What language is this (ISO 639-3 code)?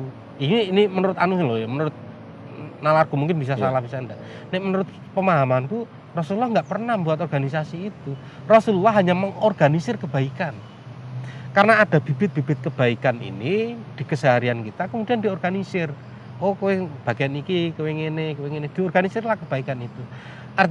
ind